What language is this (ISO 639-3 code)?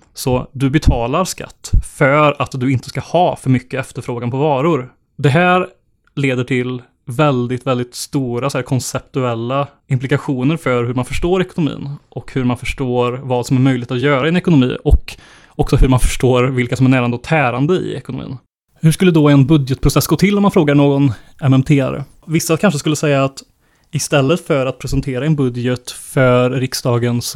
swe